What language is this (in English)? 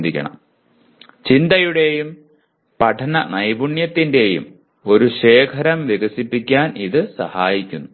Malayalam